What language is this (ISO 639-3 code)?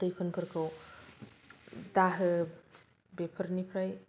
brx